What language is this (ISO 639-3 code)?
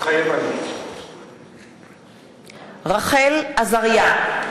heb